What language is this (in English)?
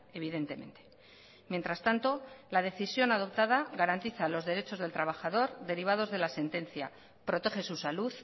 Spanish